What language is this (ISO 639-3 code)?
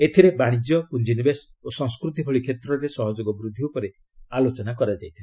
ori